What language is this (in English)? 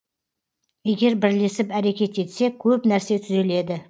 Kazakh